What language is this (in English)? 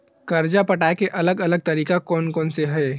Chhattisgarhi